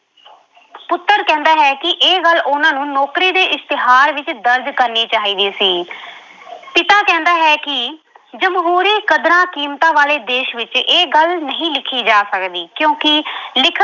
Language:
Punjabi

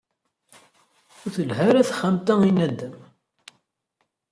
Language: Kabyle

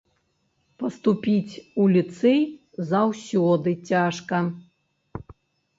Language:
Belarusian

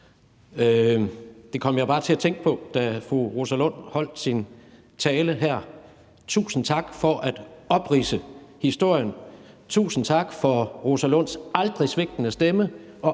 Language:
Danish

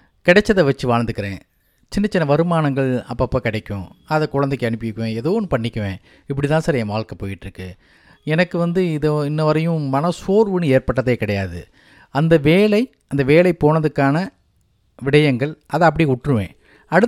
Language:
Tamil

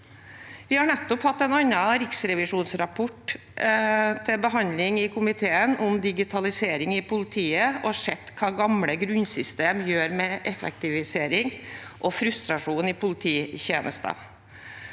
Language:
Norwegian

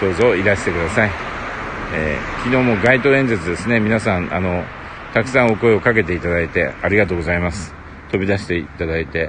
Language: Japanese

